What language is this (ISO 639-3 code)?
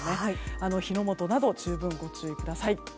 jpn